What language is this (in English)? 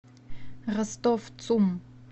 Russian